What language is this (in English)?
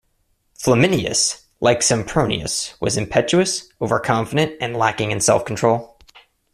English